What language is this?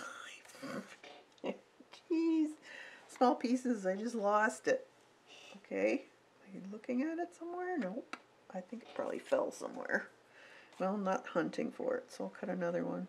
English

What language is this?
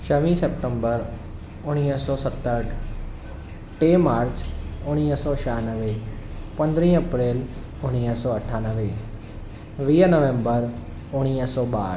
Sindhi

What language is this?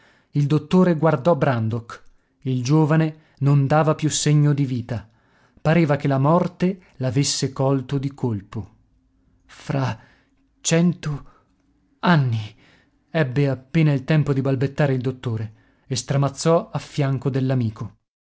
Italian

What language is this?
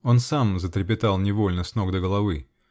Russian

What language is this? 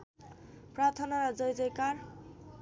Nepali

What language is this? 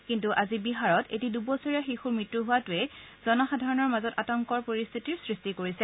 Assamese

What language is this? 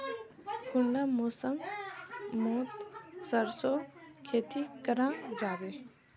Magahi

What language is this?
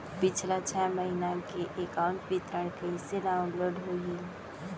Chhattisgarhi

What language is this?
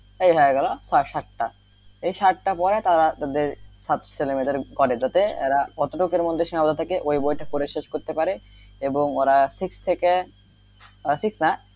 Bangla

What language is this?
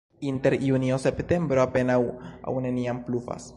Esperanto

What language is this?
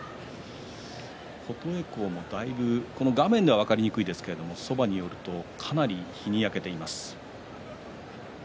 Japanese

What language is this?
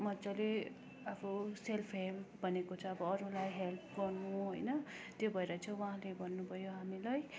Nepali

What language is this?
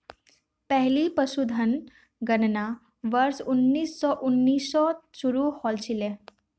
Magahi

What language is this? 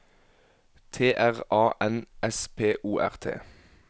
Norwegian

